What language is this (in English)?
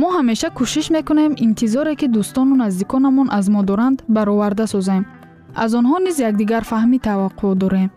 Persian